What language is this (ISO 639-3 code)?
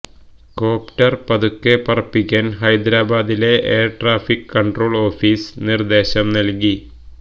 mal